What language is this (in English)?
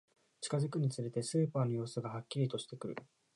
Japanese